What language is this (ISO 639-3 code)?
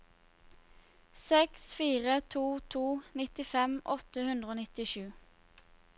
nor